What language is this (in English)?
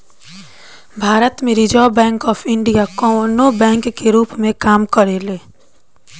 Bhojpuri